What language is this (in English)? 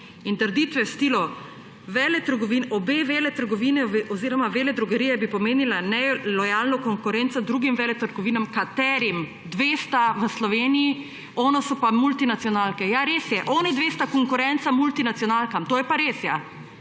Slovenian